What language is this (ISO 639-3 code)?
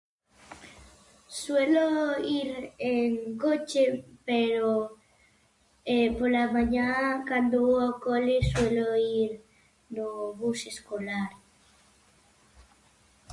glg